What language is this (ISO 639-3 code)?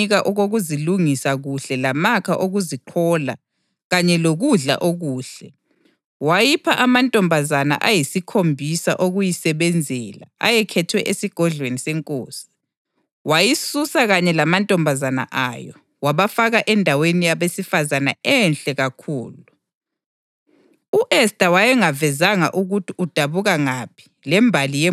nde